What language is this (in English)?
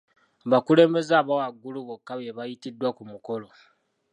Ganda